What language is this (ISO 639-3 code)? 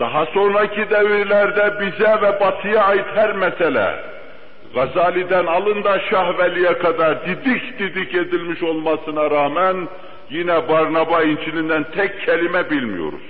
tur